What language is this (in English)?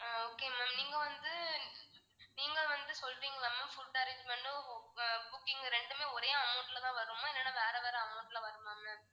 Tamil